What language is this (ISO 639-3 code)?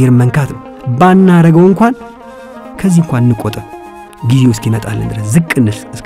ara